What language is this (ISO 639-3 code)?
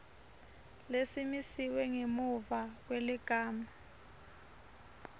ssw